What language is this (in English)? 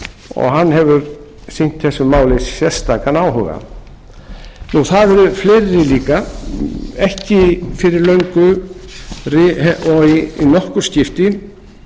Icelandic